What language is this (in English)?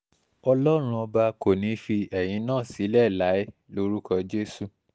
Yoruba